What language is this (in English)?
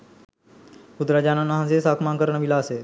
Sinhala